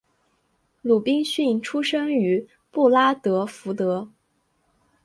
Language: Chinese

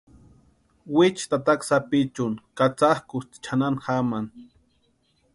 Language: Western Highland Purepecha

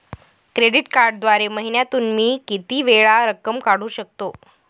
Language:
Marathi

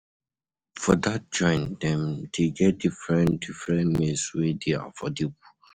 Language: Nigerian Pidgin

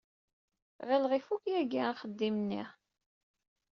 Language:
Kabyle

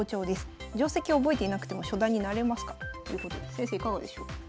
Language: Japanese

